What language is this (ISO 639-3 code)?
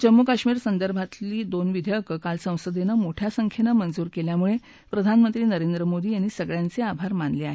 mar